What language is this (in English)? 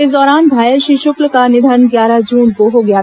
Hindi